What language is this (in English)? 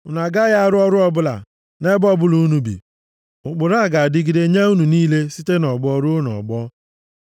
Igbo